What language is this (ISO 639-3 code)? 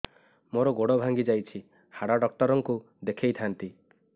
ori